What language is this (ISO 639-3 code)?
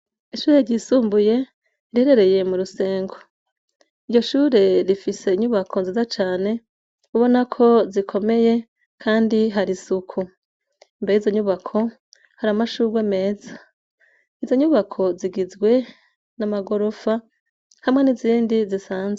run